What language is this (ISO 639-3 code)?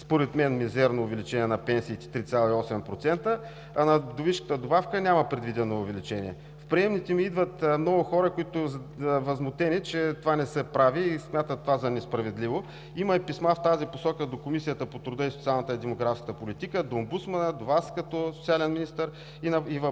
bul